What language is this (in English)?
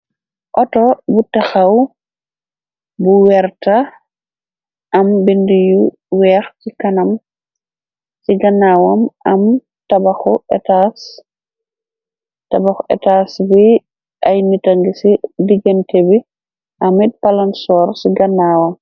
Wolof